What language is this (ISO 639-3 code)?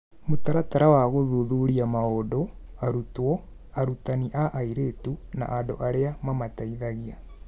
kik